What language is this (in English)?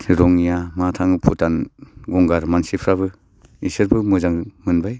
Bodo